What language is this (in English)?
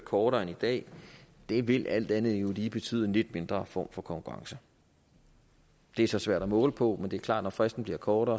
Danish